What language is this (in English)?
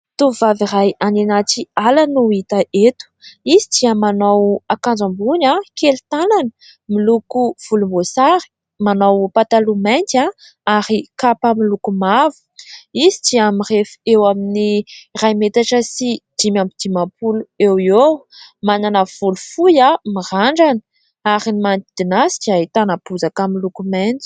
Malagasy